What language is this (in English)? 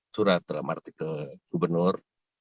Indonesian